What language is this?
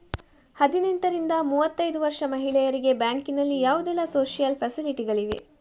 Kannada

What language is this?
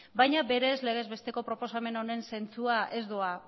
Basque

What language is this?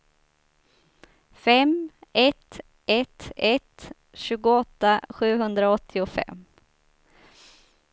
Swedish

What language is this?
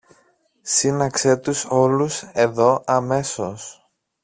Greek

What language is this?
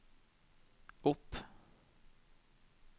Norwegian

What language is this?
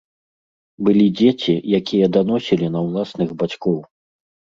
Belarusian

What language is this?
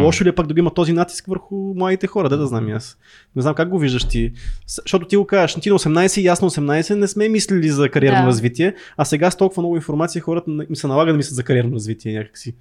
Bulgarian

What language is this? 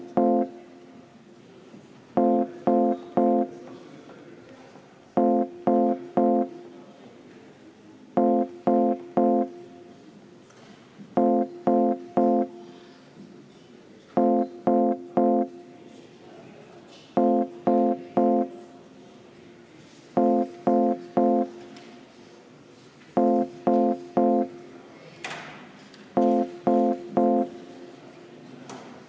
Estonian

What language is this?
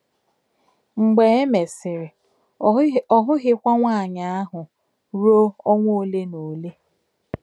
Igbo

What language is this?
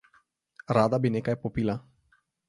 Slovenian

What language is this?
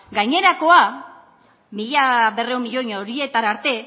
Basque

